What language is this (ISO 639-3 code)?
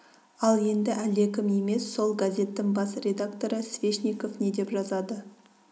kaz